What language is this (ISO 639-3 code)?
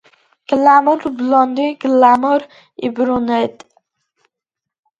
kat